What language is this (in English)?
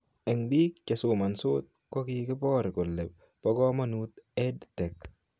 Kalenjin